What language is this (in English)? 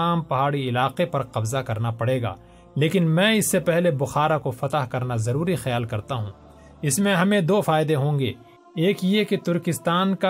Urdu